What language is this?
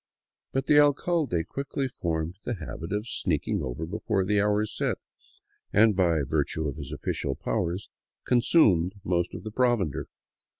English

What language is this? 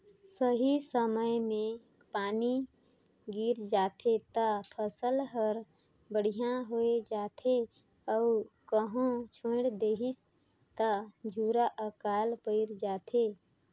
Chhattisgarhi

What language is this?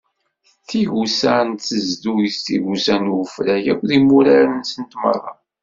Kabyle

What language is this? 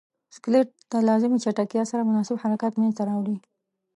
Pashto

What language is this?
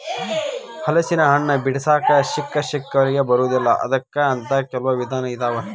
Kannada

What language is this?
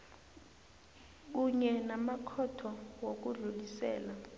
South Ndebele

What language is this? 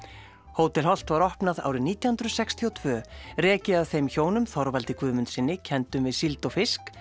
Icelandic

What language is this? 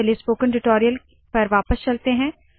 Hindi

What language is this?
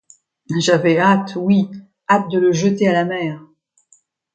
French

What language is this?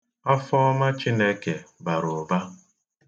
Igbo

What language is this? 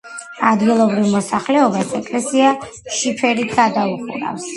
Georgian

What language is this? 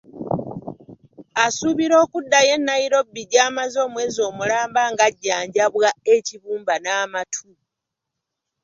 Ganda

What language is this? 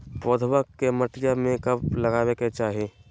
Magahi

